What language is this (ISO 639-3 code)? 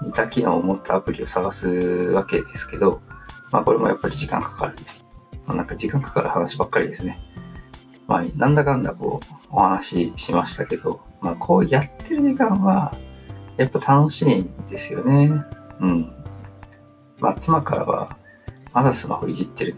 jpn